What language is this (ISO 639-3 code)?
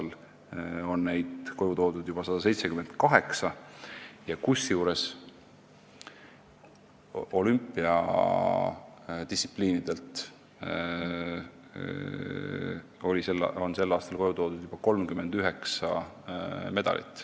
est